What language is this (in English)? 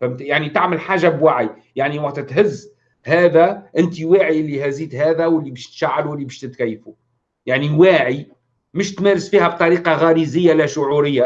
Arabic